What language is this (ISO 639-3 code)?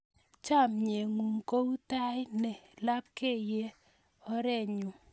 kln